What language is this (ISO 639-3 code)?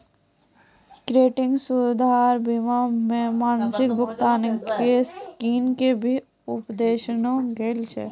mai